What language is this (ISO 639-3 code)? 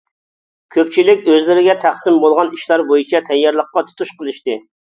uig